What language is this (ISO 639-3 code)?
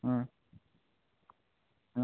ben